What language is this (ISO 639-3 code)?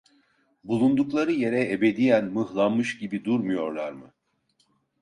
tur